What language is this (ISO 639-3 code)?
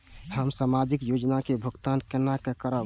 mai